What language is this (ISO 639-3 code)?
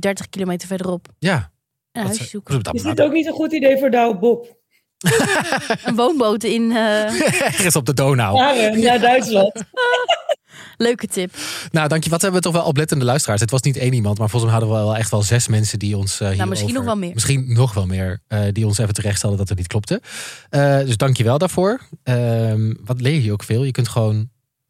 nld